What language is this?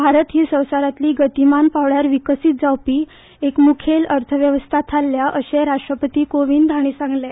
Konkani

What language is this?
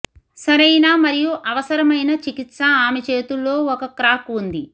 Telugu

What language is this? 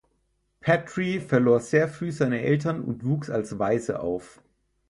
German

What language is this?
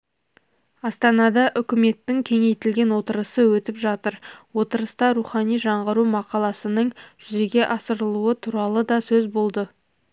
Kazakh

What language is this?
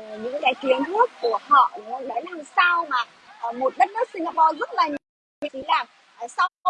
Vietnamese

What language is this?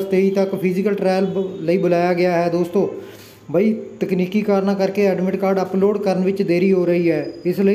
Hindi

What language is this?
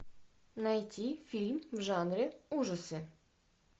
Russian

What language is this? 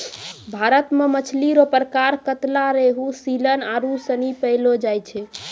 Maithili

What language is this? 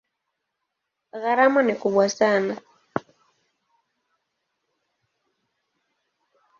Swahili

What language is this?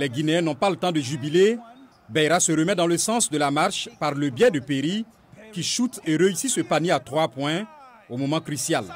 French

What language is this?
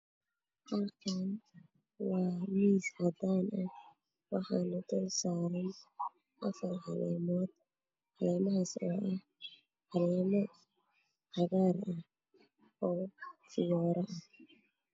Somali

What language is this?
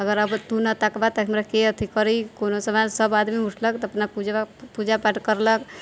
Maithili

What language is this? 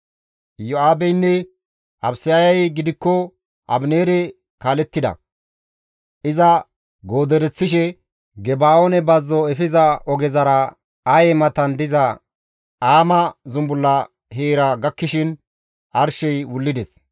Gamo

